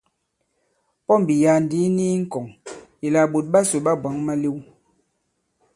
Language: Bankon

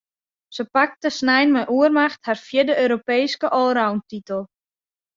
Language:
Western Frisian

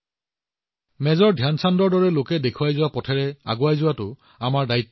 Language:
Assamese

